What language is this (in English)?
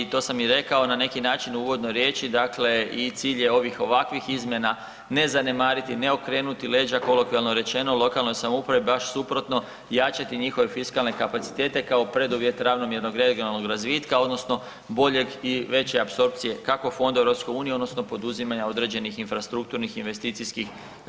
Croatian